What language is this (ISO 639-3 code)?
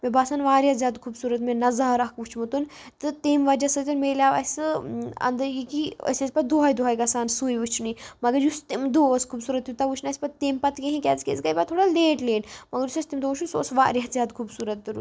kas